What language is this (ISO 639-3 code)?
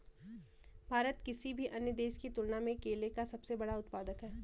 hin